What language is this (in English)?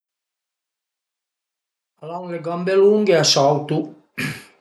Piedmontese